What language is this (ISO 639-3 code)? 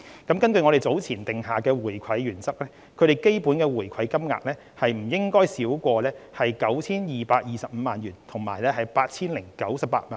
yue